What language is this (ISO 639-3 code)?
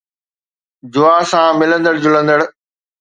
snd